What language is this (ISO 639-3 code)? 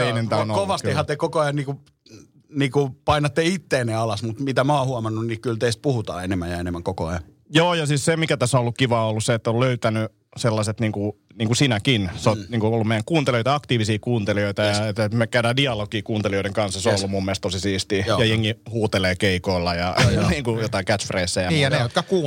fin